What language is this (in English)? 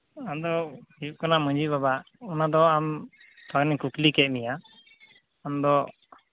Santali